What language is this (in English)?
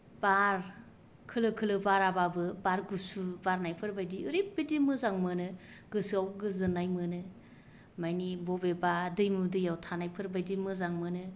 Bodo